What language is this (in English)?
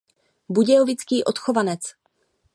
Czech